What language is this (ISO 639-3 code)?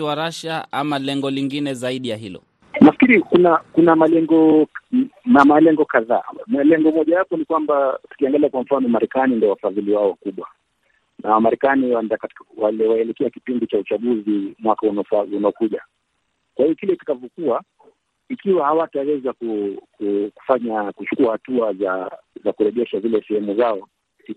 swa